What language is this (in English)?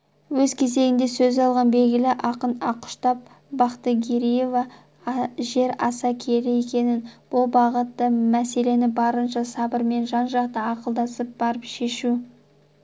Kazakh